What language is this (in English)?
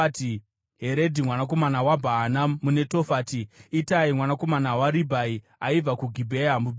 Shona